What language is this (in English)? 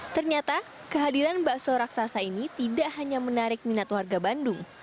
Indonesian